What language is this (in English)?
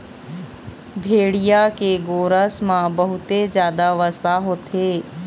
Chhattisgarhi